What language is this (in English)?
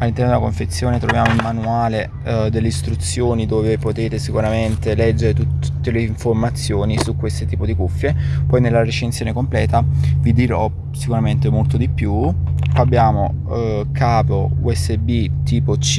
Italian